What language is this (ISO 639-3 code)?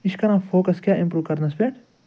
kas